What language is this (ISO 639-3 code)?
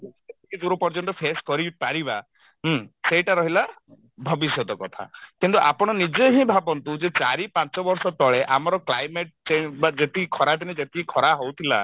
ori